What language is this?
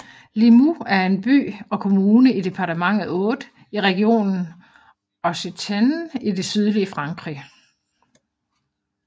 Danish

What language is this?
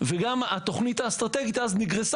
Hebrew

